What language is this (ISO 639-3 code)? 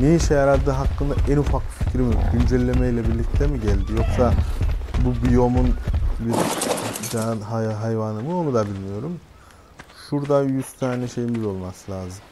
tur